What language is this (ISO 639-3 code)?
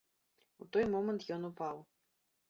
bel